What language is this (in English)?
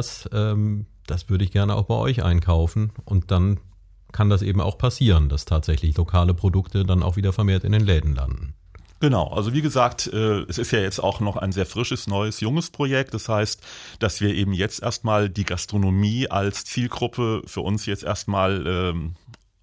German